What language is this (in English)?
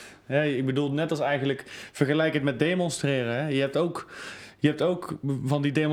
Dutch